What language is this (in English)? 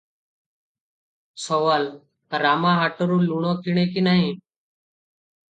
Odia